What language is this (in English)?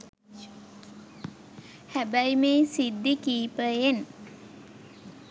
Sinhala